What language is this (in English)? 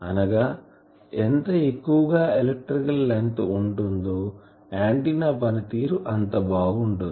Telugu